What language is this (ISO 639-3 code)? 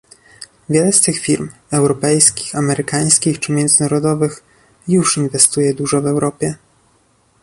pol